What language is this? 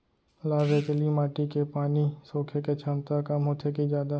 Chhattisgarhi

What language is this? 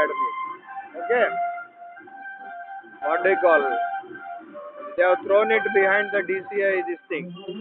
Hindi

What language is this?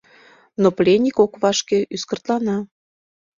Mari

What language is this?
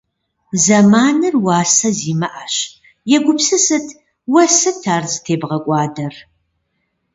Kabardian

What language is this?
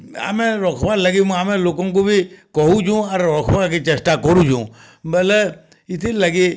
Odia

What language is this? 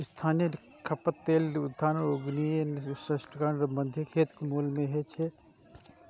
Maithili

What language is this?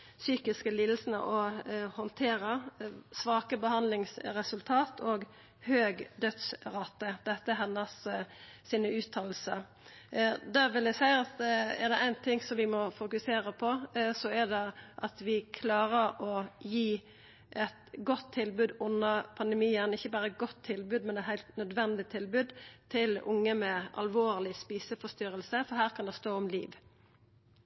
Norwegian Nynorsk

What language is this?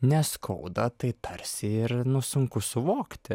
Lithuanian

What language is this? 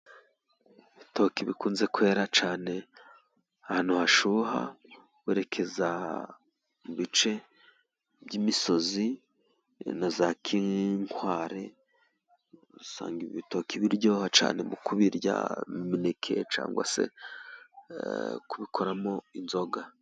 Kinyarwanda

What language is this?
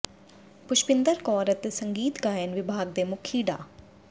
Punjabi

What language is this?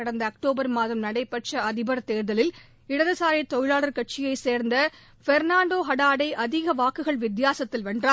Tamil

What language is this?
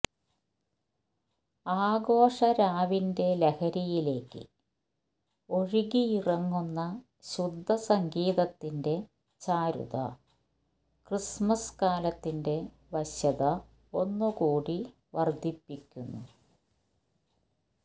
Malayalam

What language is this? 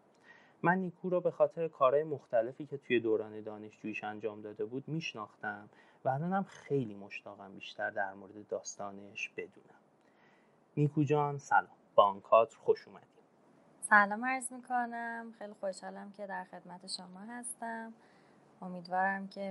Persian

